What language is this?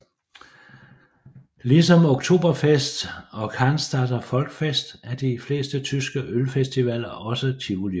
Danish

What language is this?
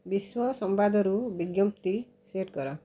Odia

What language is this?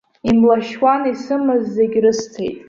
Abkhazian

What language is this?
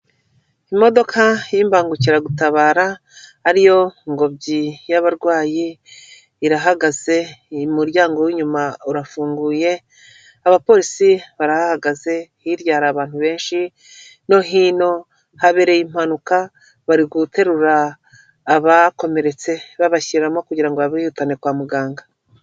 Kinyarwanda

